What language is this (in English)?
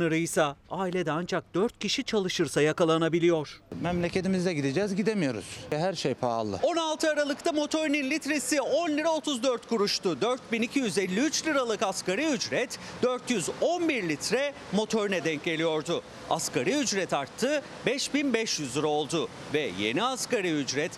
Turkish